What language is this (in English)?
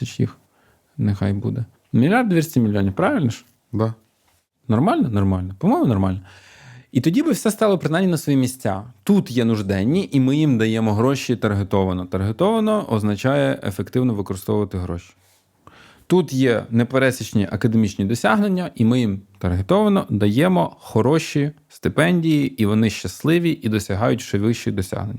Ukrainian